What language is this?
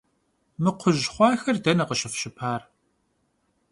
Kabardian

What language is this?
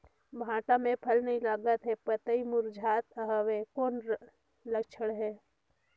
Chhattisgarhi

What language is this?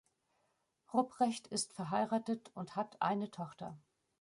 German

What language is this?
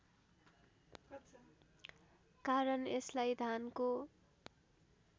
Nepali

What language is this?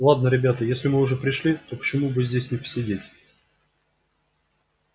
Russian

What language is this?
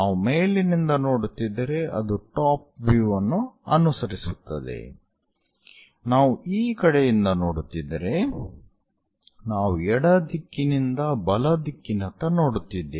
Kannada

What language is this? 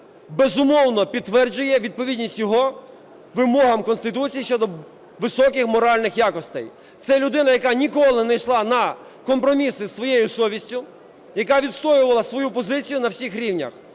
Ukrainian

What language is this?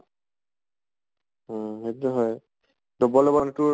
Assamese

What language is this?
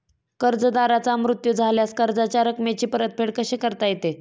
Marathi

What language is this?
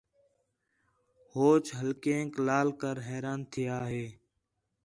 Khetrani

